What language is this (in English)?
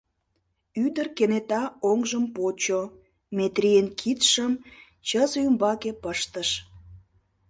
Mari